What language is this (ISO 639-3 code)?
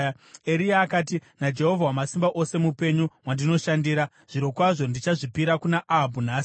sna